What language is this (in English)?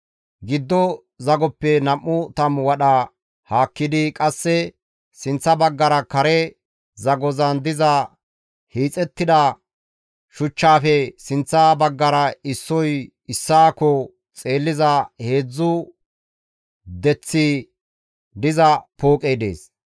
Gamo